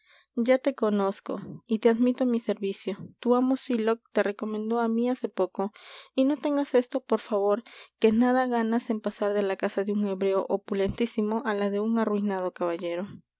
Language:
Spanish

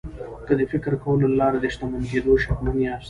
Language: Pashto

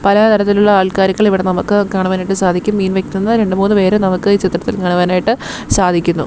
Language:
Malayalam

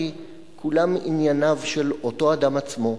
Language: Hebrew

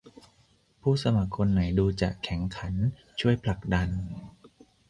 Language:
Thai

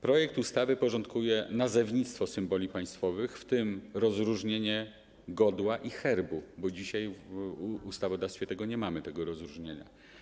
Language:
Polish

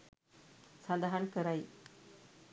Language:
Sinhala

